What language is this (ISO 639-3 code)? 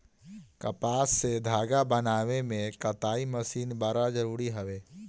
bho